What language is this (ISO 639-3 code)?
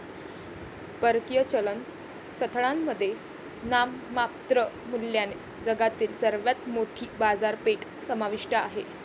mar